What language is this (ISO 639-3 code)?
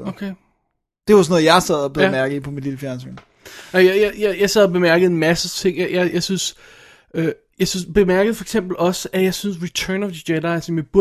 dan